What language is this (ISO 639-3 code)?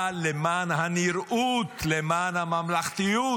heb